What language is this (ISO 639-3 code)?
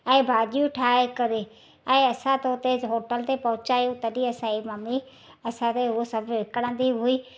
snd